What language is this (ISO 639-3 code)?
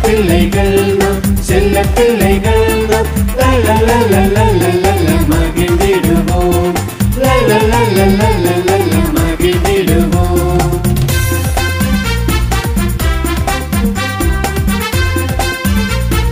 tha